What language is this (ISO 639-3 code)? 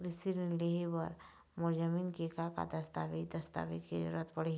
hne